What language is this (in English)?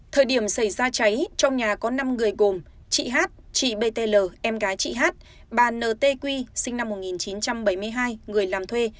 Vietnamese